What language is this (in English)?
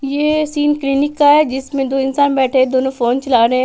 Hindi